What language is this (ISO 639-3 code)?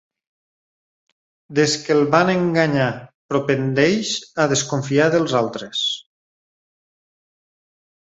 cat